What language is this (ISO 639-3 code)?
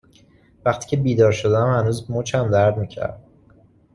fas